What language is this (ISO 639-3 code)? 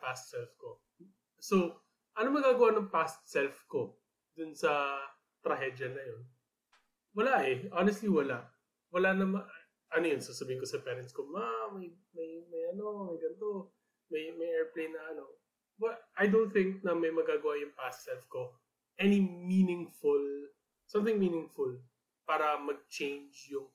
fil